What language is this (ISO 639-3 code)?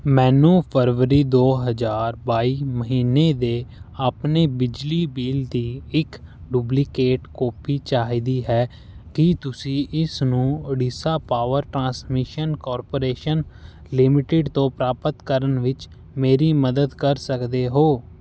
pan